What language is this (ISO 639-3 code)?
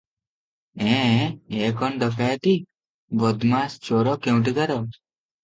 ori